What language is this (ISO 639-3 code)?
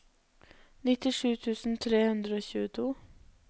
nor